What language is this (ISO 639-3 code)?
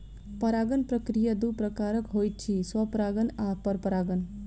mai